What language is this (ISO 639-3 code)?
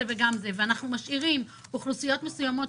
heb